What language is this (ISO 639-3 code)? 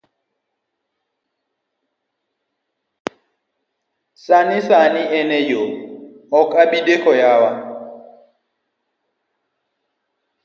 luo